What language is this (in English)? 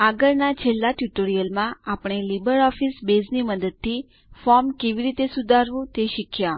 Gujarati